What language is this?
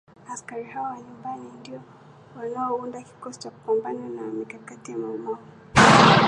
Swahili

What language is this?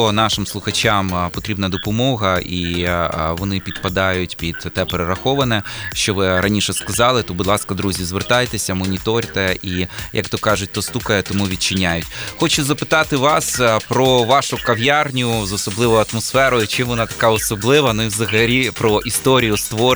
Ukrainian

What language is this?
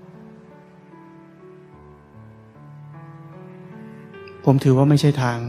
Thai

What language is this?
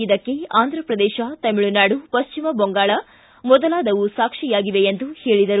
Kannada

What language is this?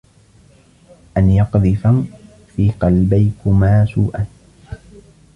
Arabic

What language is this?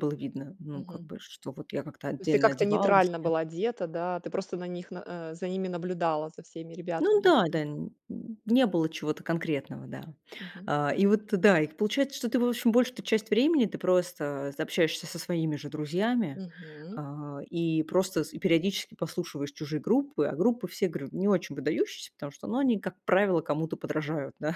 Russian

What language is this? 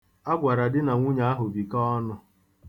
Igbo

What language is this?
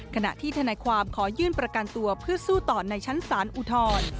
Thai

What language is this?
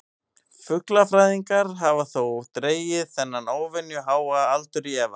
Icelandic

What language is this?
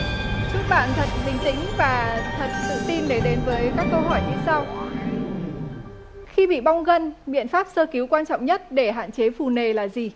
Vietnamese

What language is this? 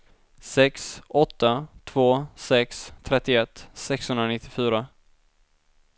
Swedish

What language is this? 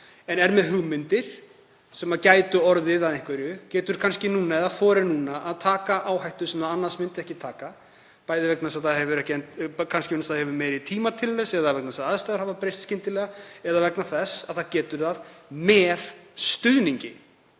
Icelandic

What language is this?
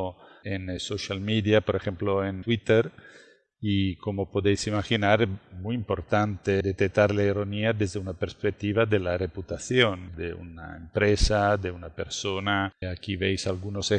Spanish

